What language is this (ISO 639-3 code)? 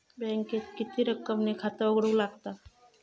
mar